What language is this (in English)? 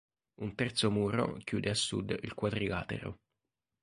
Italian